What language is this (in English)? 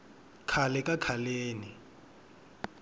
Tsonga